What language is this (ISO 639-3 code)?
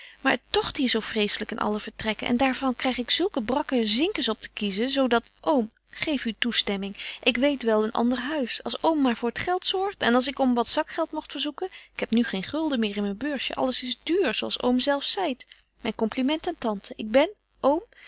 nld